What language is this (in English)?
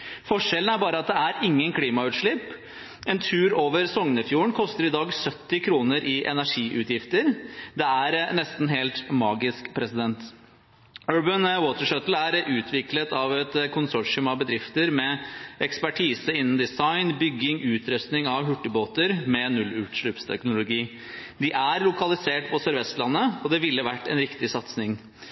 Norwegian Bokmål